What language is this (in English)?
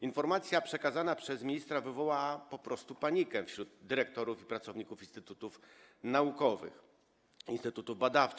Polish